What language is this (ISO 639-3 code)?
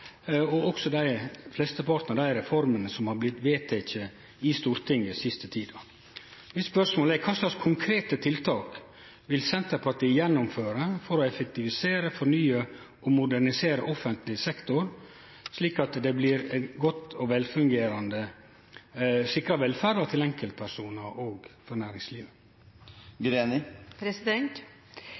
nor